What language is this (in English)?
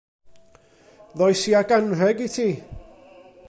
Welsh